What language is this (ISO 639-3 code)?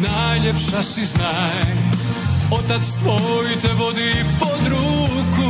hrv